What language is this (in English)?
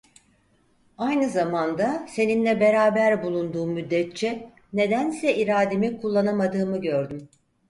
Turkish